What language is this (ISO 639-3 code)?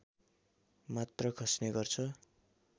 nep